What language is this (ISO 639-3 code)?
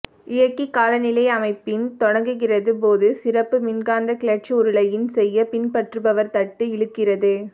tam